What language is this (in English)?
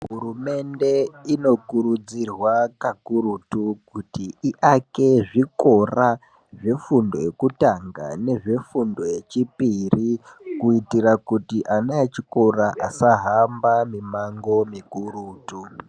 Ndau